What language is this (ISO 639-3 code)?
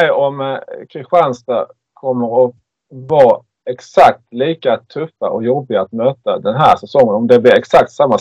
swe